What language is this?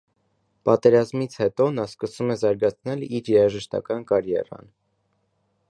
Armenian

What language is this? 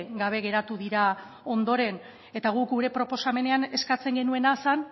Basque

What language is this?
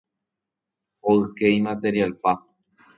Guarani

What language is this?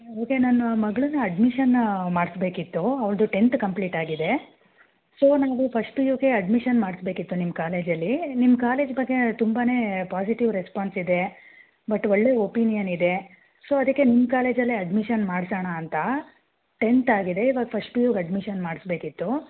Kannada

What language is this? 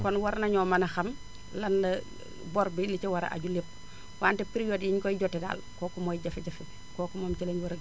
Wolof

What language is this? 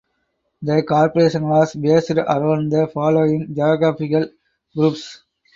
English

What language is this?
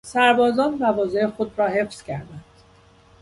Persian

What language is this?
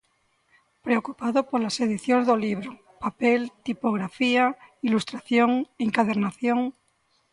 Galician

